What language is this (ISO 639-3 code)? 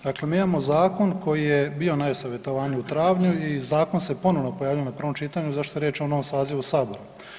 hrv